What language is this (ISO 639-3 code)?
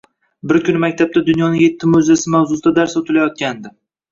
uzb